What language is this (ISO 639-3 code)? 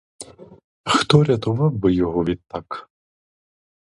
ukr